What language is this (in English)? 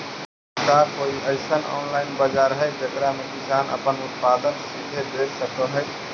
Magahi